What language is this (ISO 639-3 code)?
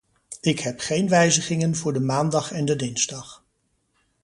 nld